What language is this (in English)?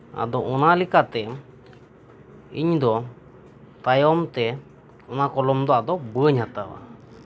Santali